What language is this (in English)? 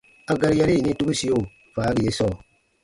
Baatonum